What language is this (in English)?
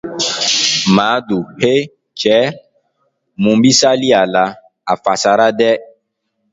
Dyula